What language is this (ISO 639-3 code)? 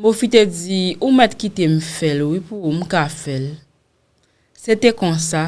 fra